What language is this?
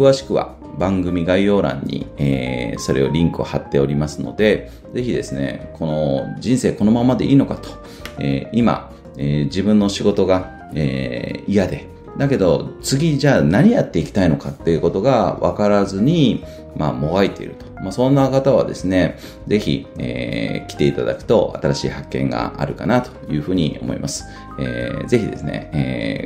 Japanese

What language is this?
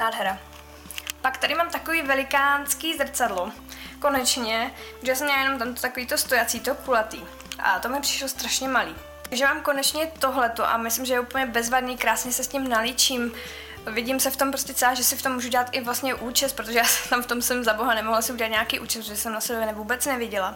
Czech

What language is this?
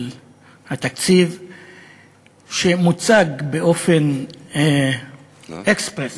Hebrew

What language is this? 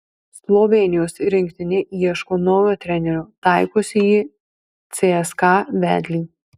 Lithuanian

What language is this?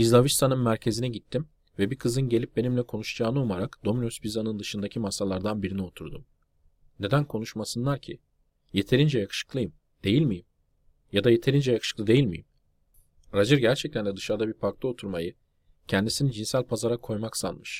Turkish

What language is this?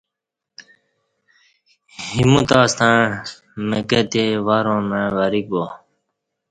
Kati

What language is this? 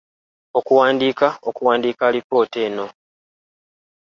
Ganda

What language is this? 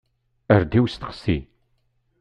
Kabyle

